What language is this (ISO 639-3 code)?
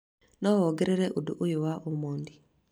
kik